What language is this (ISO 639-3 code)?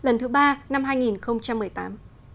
vie